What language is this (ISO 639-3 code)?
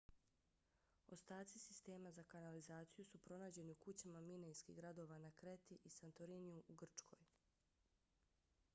bos